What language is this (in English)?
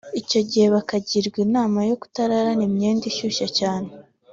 Kinyarwanda